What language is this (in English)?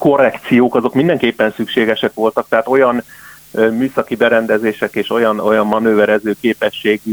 Hungarian